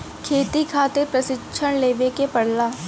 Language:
Bhojpuri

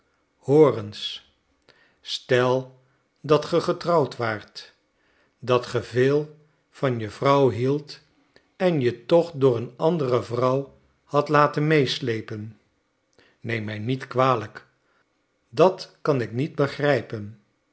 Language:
Dutch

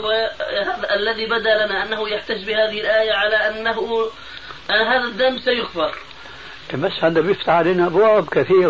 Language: Arabic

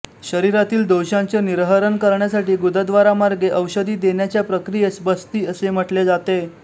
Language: Marathi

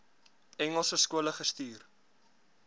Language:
Afrikaans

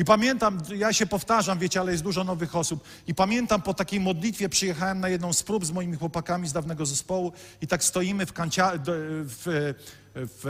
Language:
Polish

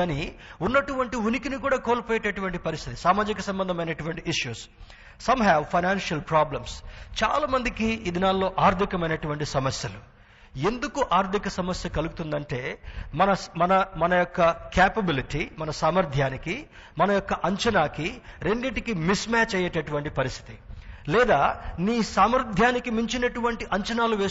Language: Telugu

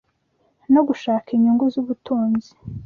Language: Kinyarwanda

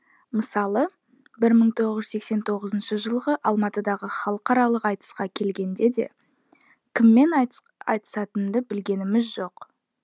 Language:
Kazakh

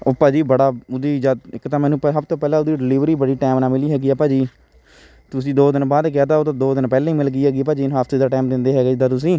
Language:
Punjabi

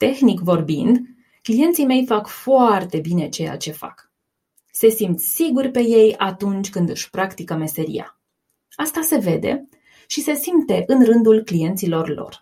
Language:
Romanian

